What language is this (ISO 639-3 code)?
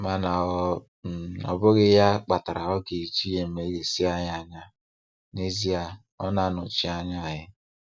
ibo